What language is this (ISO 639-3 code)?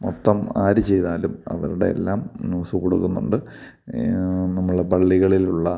mal